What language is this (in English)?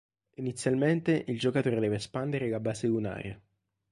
Italian